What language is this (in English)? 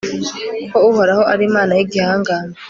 Kinyarwanda